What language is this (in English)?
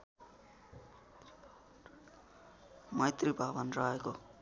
Nepali